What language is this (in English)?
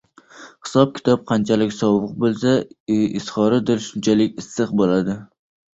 Uzbek